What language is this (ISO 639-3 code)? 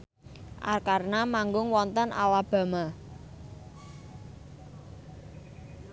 jav